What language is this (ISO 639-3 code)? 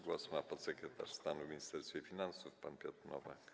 pol